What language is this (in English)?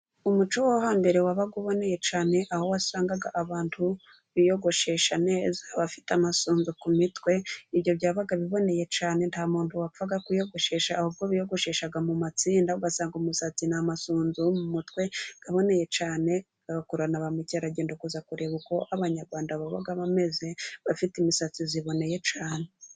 Kinyarwanda